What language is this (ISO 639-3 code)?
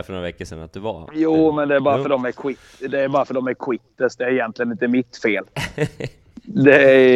swe